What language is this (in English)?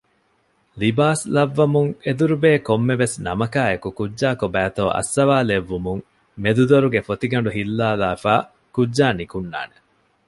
Divehi